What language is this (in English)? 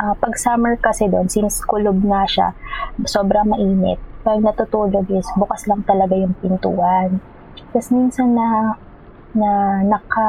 Filipino